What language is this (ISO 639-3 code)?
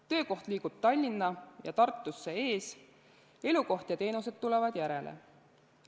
est